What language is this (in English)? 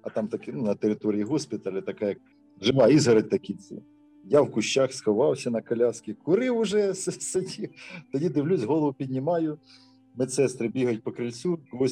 Ukrainian